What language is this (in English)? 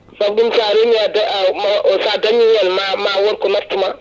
Fula